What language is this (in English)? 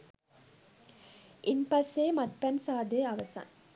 Sinhala